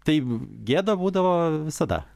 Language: Lithuanian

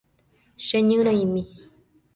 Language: Guarani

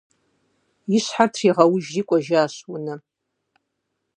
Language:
Kabardian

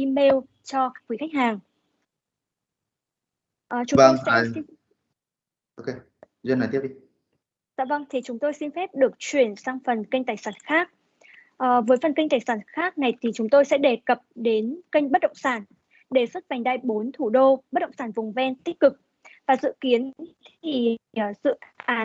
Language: Vietnamese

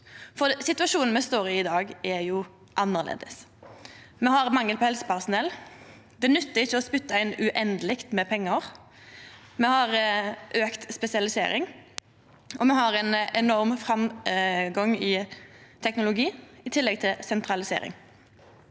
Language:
Norwegian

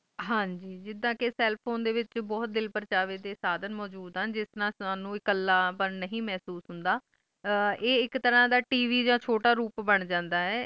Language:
Punjabi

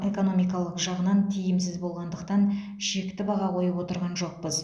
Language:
Kazakh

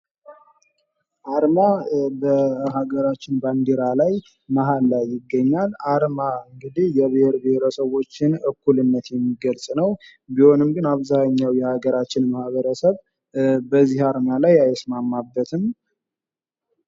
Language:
Amharic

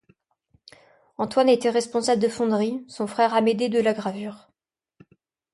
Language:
French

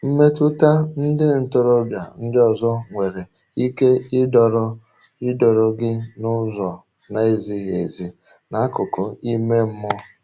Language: Igbo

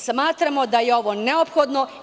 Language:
Serbian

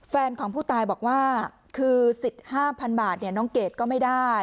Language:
Thai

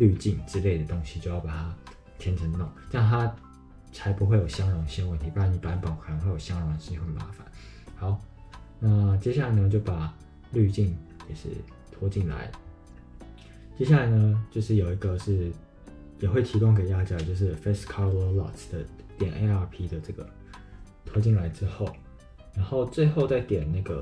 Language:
Chinese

